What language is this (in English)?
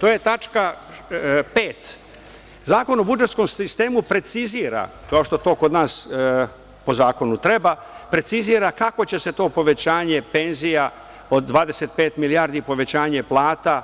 Serbian